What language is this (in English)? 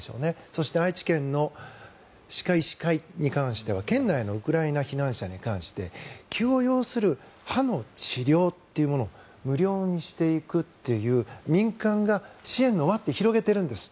Japanese